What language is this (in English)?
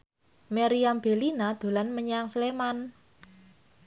Javanese